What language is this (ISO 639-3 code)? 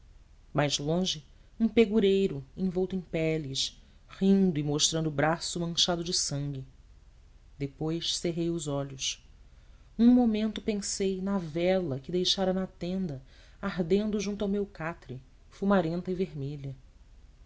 por